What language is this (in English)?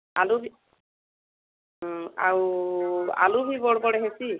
Odia